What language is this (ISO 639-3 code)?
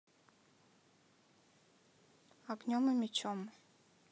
rus